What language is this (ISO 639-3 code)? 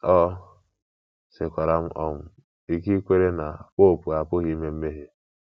ibo